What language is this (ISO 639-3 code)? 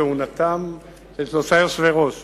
heb